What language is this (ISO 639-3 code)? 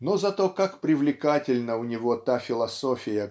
rus